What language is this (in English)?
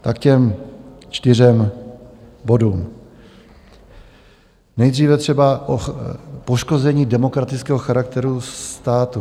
Czech